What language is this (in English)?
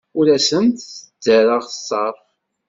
Kabyle